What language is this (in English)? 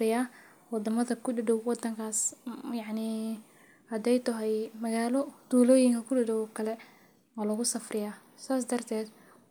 Somali